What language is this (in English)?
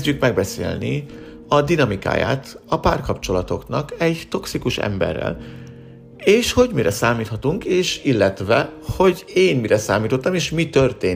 Hungarian